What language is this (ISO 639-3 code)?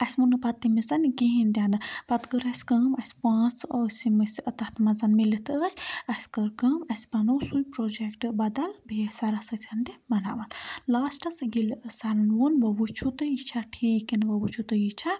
kas